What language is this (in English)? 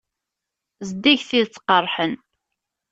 Kabyle